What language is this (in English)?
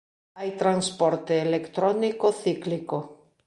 Galician